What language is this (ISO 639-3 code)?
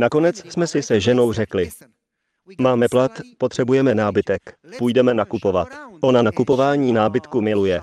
ces